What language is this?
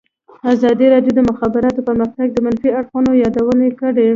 Pashto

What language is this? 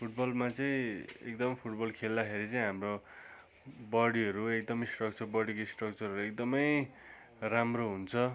Nepali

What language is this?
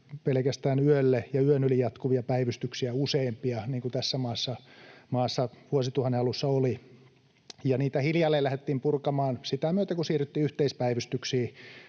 Finnish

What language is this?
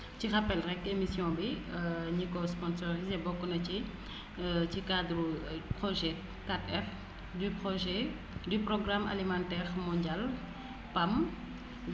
Wolof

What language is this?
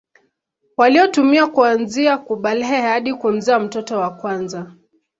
Swahili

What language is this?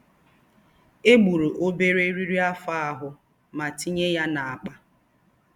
Igbo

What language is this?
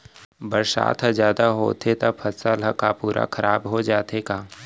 Chhattisgarhi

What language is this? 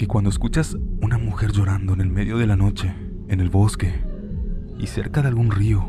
Spanish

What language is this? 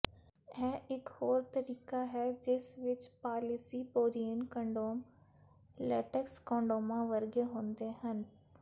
Punjabi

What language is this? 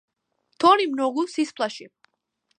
Macedonian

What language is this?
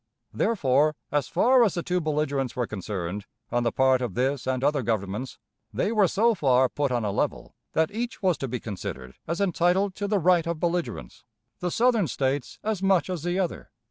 English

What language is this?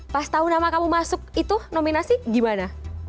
Indonesian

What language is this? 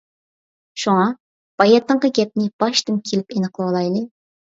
Uyghur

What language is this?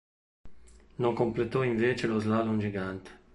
Italian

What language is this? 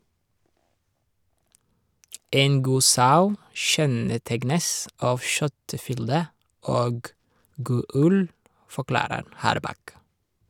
Norwegian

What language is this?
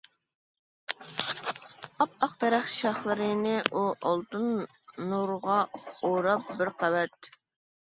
Uyghur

